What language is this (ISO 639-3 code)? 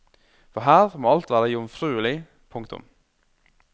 nor